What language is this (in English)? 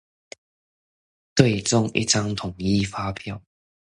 Chinese